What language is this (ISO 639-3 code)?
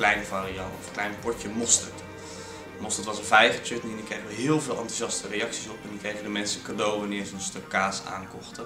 nld